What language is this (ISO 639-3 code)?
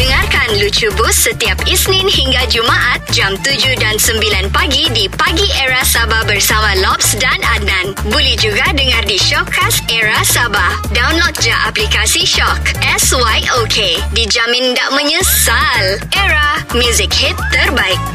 msa